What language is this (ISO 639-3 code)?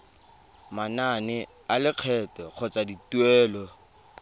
tsn